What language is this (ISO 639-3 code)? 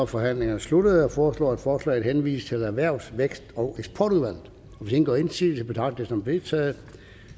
dan